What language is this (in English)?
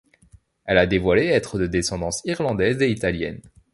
French